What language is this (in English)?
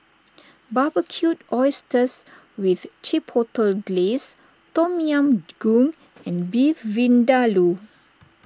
English